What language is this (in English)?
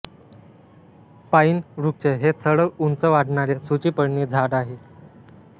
Marathi